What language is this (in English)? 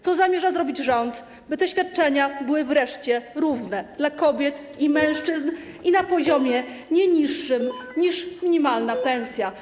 Polish